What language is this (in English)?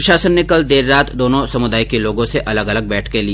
Hindi